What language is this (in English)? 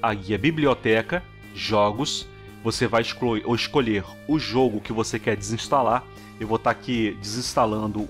Portuguese